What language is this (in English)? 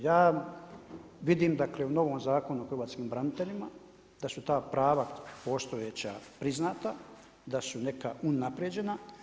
Croatian